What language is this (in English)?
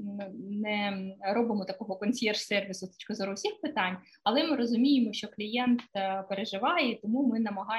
Ukrainian